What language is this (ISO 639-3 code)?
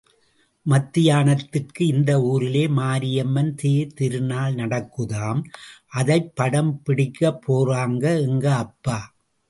tam